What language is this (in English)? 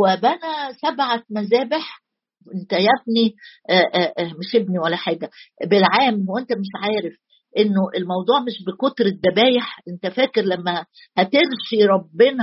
Arabic